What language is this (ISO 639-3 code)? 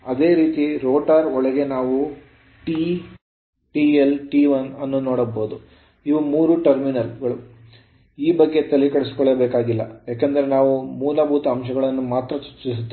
kan